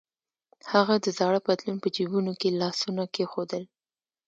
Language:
Pashto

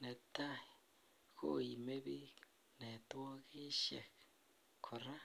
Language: Kalenjin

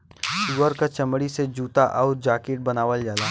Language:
Bhojpuri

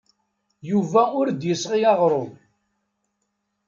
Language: Kabyle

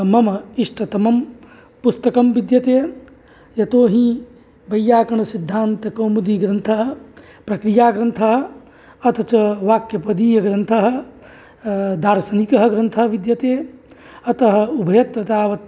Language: Sanskrit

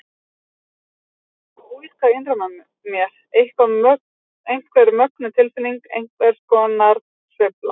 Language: Icelandic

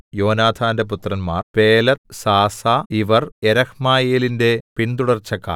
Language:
Malayalam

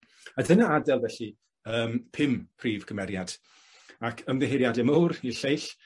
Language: Welsh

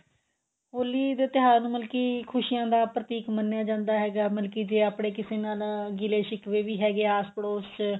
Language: Punjabi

